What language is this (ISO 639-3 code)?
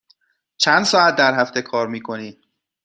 fas